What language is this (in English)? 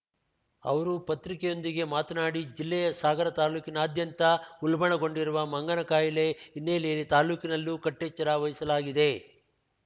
Kannada